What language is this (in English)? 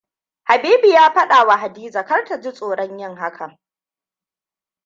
Hausa